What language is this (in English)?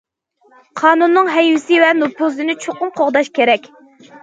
Uyghur